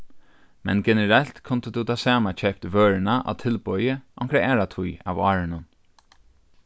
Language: Faroese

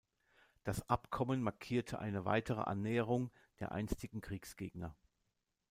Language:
German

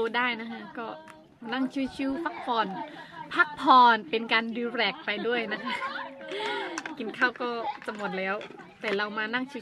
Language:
Thai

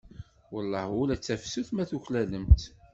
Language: Kabyle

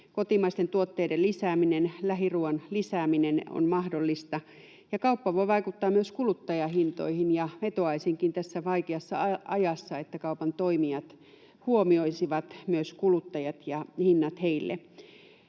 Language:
Finnish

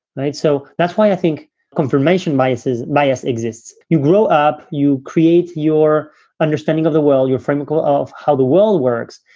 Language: English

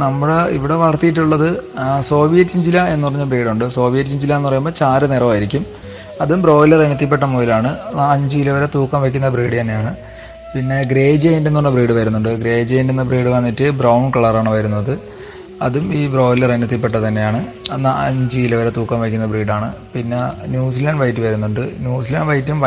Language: Malayalam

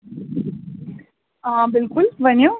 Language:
Kashmiri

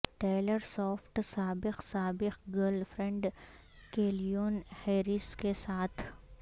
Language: Urdu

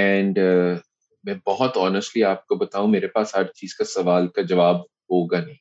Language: Urdu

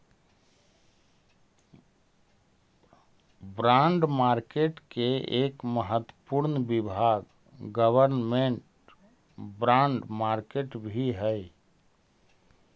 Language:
Magahi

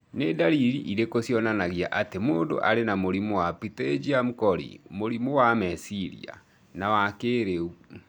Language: Kikuyu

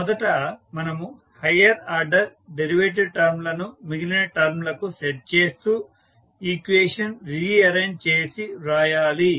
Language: Telugu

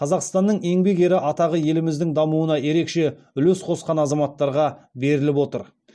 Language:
Kazakh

